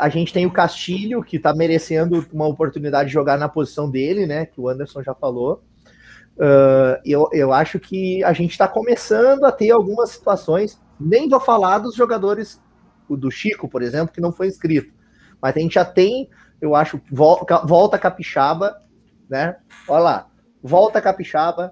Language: Portuguese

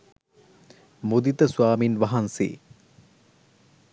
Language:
Sinhala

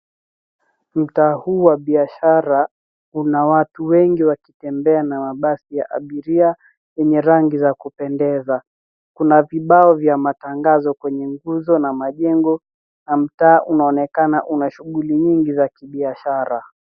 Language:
Swahili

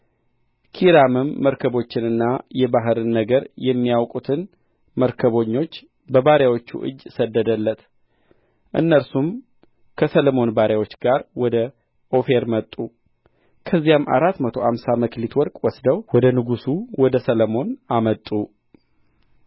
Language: Amharic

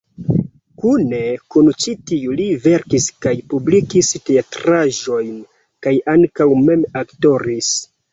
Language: Esperanto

